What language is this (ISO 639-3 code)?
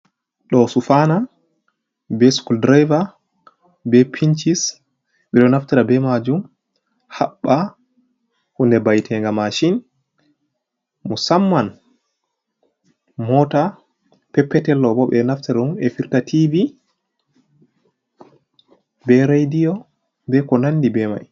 ful